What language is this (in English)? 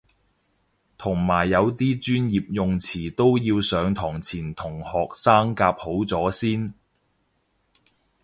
Cantonese